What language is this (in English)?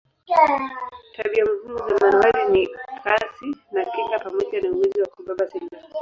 Swahili